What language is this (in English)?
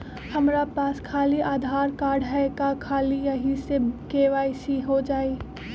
Magahi